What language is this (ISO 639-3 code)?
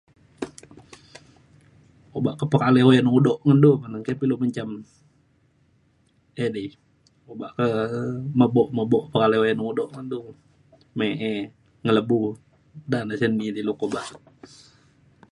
xkl